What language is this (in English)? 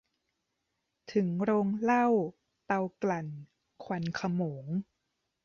Thai